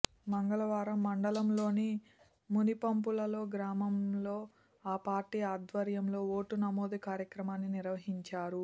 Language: Telugu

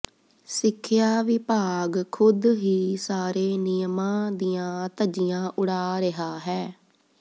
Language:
Punjabi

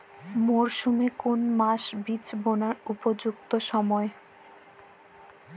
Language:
Bangla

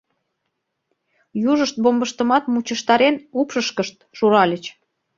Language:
Mari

